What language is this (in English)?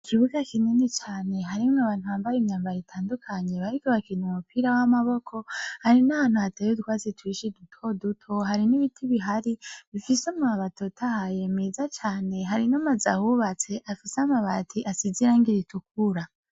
Rundi